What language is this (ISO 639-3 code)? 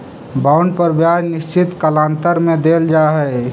mag